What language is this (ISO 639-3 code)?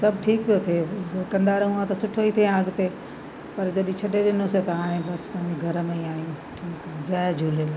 snd